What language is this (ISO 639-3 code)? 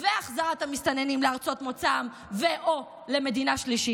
heb